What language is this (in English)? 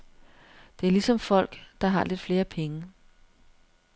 Danish